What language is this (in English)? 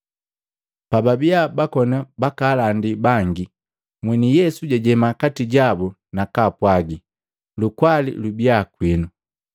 Matengo